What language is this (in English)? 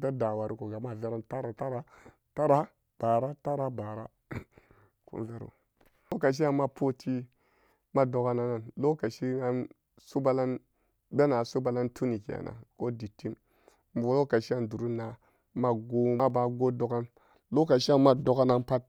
Samba Daka